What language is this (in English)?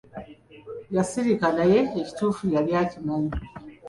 Ganda